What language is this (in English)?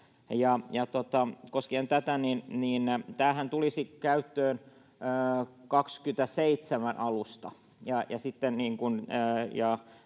Finnish